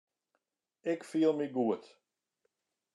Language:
Western Frisian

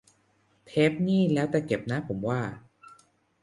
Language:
Thai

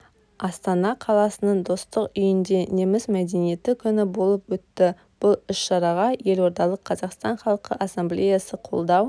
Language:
Kazakh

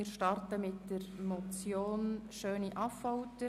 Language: Swiss German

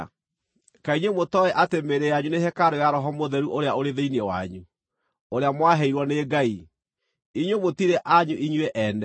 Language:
Kikuyu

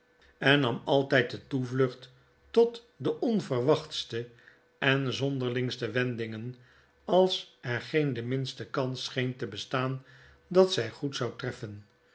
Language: Dutch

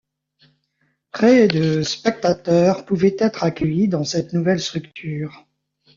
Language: French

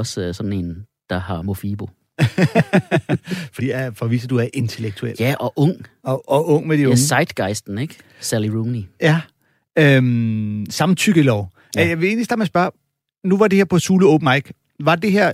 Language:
Danish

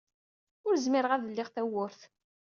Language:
Kabyle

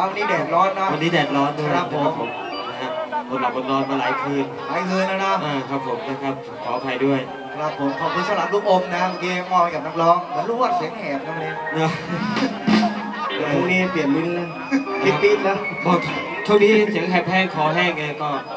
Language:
Thai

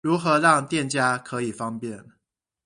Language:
Chinese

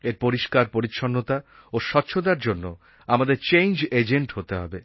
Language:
Bangla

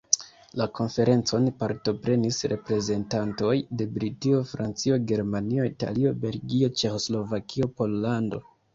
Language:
Esperanto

